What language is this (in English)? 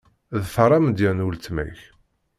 Kabyle